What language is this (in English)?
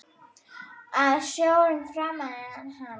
Icelandic